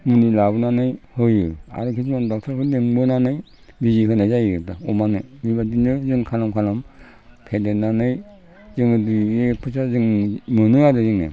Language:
Bodo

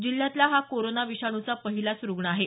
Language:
Marathi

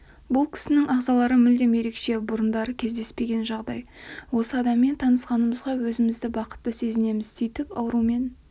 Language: Kazakh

